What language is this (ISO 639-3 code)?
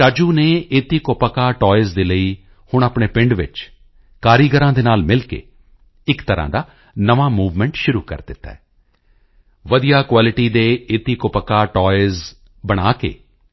pan